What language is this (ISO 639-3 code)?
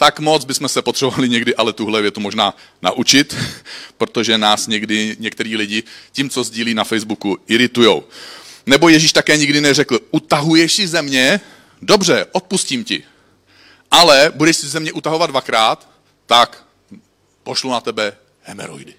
ces